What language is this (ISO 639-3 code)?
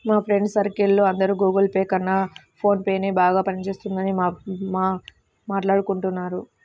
tel